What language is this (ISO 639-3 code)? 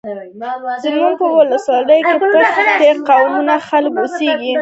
pus